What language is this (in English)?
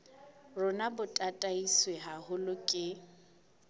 Southern Sotho